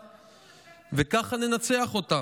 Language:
Hebrew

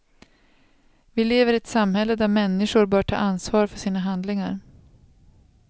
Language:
Swedish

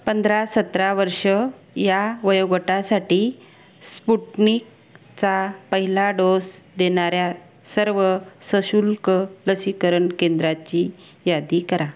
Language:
Marathi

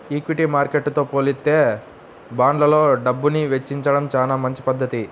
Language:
Telugu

